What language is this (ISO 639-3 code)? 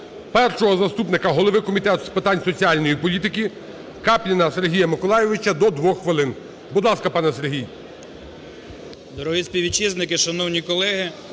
ukr